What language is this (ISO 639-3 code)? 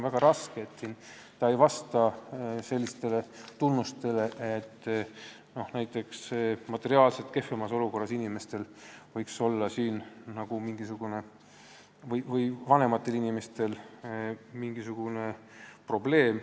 est